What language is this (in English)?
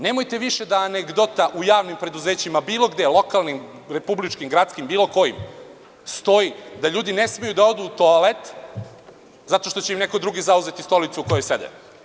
Serbian